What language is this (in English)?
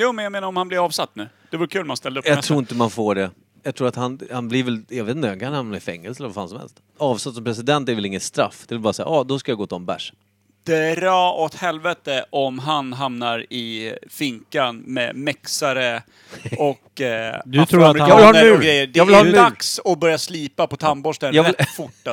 Swedish